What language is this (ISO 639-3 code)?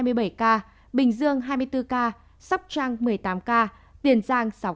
vie